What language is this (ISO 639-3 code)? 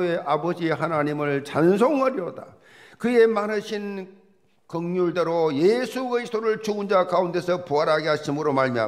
kor